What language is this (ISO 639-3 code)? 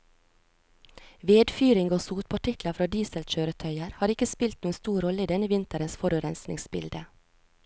nor